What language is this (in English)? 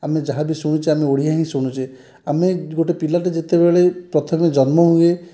Odia